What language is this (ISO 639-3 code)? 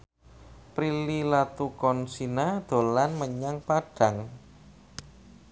jav